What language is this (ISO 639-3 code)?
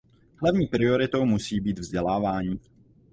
ces